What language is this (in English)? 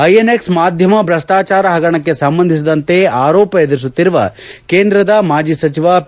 Kannada